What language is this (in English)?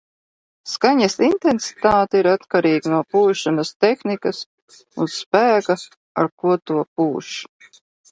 Latvian